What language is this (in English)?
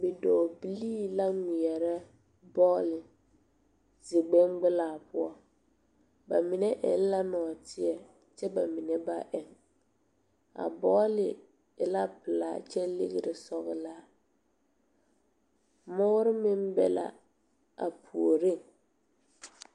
Southern Dagaare